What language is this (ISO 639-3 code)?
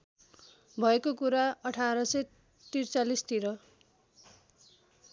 nep